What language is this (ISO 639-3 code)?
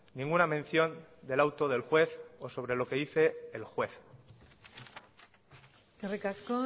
spa